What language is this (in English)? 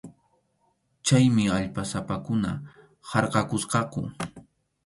Arequipa-La Unión Quechua